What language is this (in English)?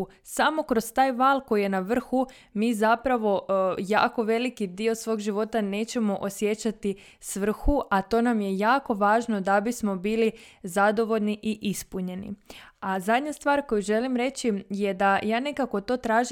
Croatian